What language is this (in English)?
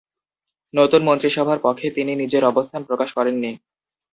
Bangla